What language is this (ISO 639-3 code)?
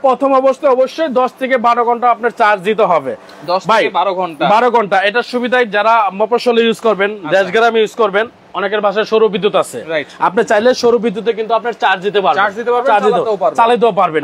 ben